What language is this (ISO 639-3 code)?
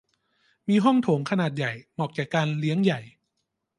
tha